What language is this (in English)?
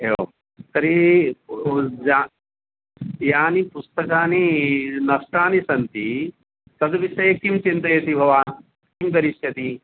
Sanskrit